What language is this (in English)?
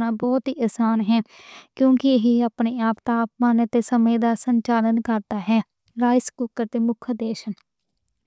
Western Panjabi